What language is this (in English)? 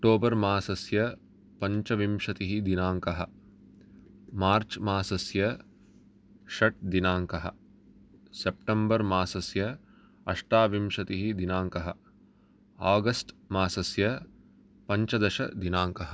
Sanskrit